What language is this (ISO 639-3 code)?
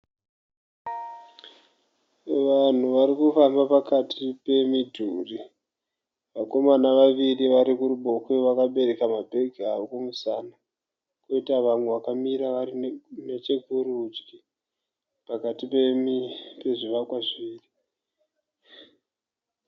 sna